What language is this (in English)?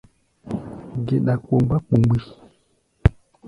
Gbaya